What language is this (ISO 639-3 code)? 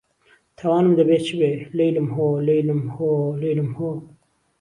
ckb